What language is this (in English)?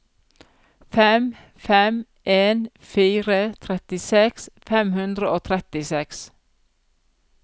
Norwegian